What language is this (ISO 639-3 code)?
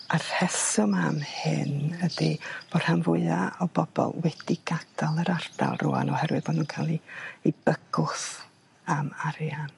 cym